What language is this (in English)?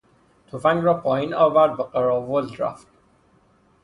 Persian